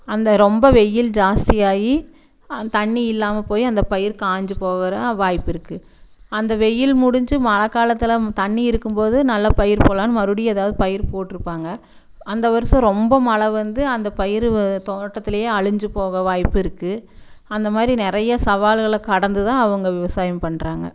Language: Tamil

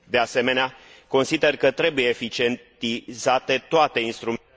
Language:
Romanian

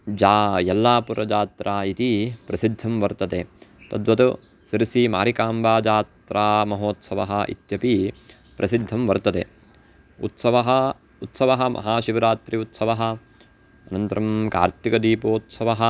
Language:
Sanskrit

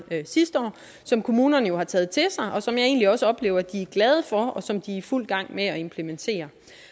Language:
Danish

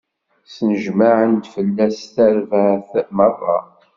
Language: Kabyle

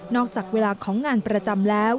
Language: Thai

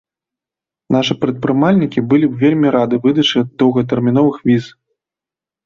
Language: Belarusian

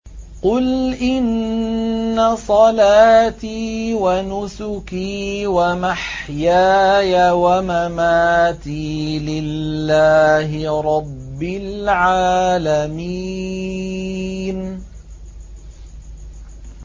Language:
Arabic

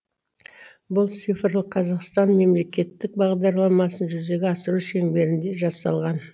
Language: Kazakh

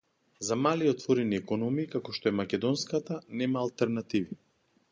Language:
Macedonian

